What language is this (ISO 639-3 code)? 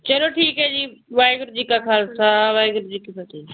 pan